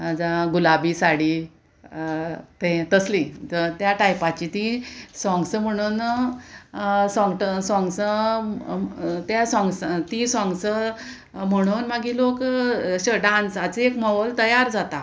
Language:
Konkani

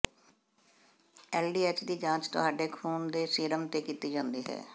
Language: Punjabi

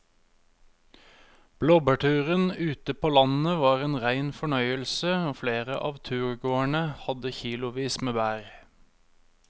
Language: Norwegian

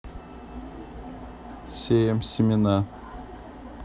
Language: Russian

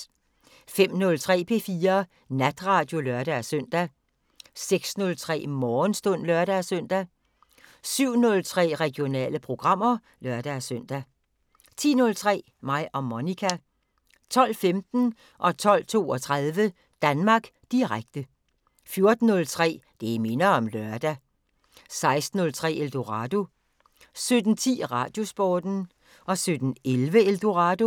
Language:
Danish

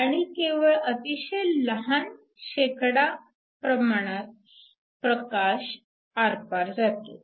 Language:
Marathi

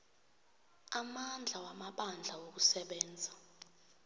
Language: South Ndebele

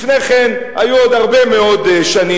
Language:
Hebrew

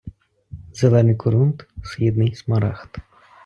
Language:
Ukrainian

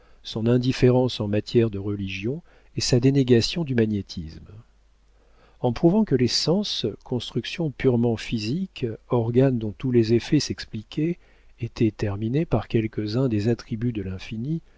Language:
French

